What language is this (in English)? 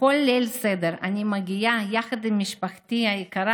Hebrew